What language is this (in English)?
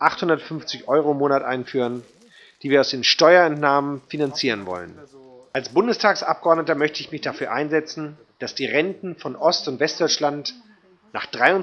German